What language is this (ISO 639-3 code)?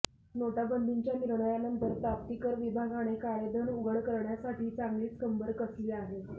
mar